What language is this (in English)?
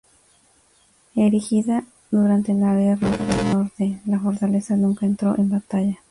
Spanish